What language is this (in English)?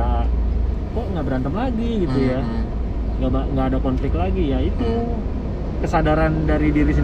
Indonesian